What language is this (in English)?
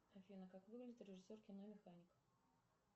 Russian